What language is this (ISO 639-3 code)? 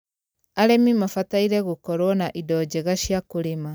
kik